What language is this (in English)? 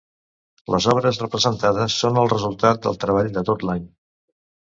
Catalan